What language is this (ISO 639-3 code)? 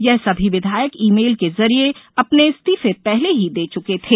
hin